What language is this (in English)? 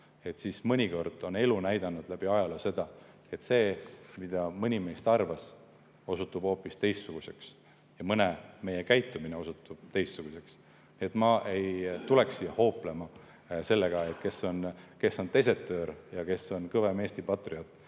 Estonian